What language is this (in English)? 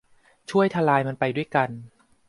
Thai